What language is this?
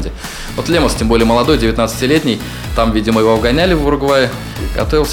Russian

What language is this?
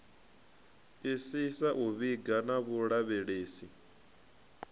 Venda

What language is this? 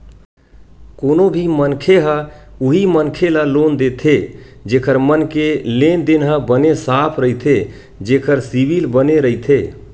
Chhattisgarhi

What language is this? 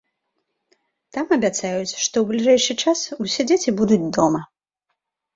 Belarusian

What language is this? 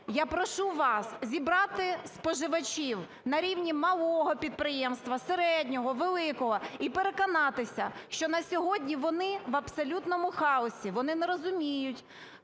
Ukrainian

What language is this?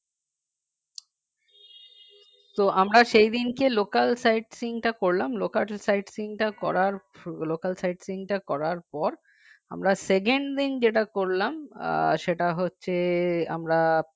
Bangla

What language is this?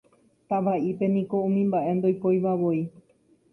Guarani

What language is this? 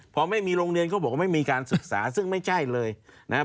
Thai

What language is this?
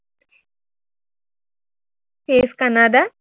Assamese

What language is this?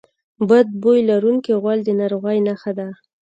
Pashto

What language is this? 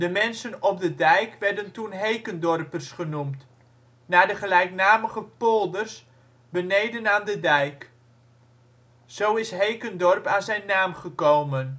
Dutch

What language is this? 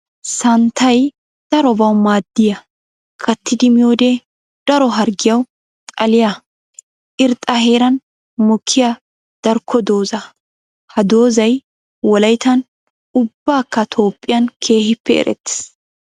Wolaytta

